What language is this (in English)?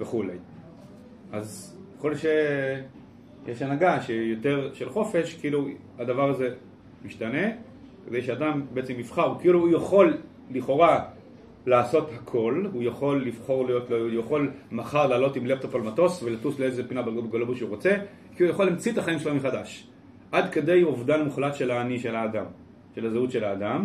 Hebrew